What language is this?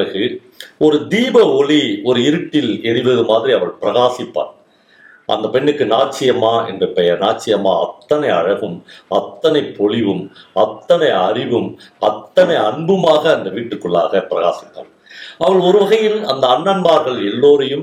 Tamil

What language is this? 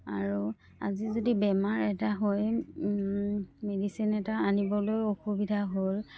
Assamese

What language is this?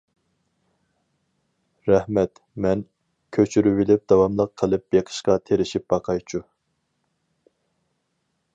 Uyghur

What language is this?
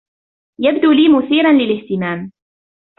Arabic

